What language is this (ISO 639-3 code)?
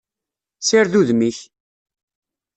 kab